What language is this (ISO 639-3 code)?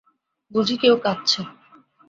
ben